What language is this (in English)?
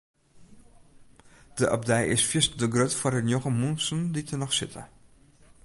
Western Frisian